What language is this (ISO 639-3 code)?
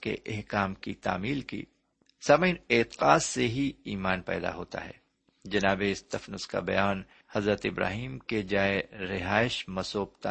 urd